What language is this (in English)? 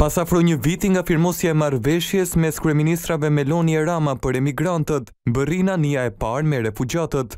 Romanian